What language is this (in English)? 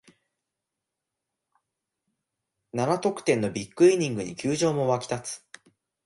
Japanese